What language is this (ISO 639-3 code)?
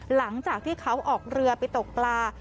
tha